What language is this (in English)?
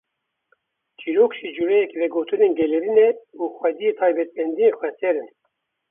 Kurdish